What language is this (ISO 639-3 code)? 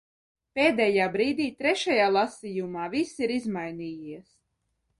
lav